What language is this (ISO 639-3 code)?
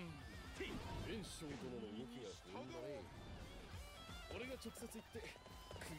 jpn